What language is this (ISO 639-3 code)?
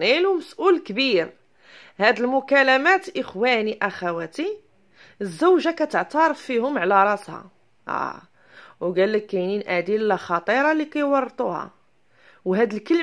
ara